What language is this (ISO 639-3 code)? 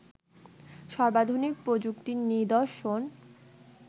ben